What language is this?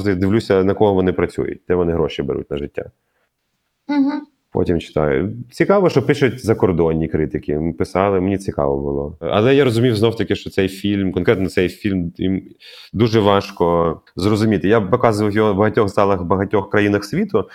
Ukrainian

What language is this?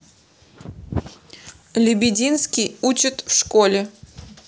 Russian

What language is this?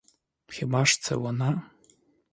Ukrainian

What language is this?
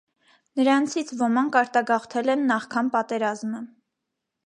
Armenian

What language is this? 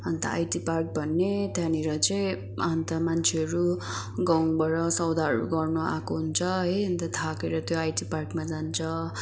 Nepali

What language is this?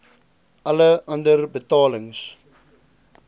Afrikaans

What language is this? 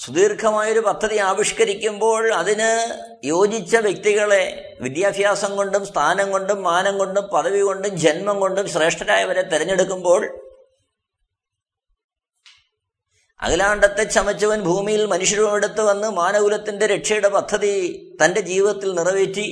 Malayalam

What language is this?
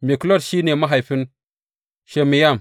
Hausa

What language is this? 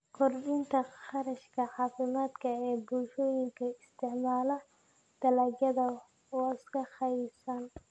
Somali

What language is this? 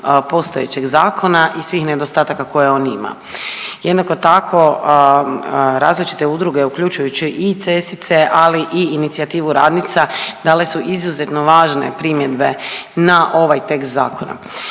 Croatian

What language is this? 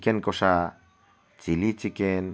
Bangla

